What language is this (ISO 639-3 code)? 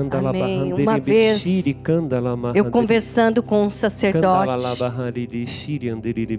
por